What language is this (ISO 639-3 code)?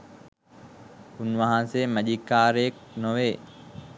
sin